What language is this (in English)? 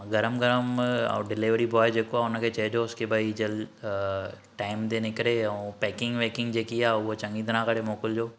Sindhi